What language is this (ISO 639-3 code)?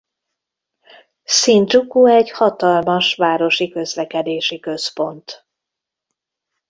hun